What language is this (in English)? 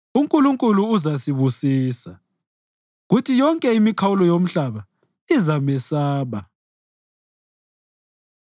North Ndebele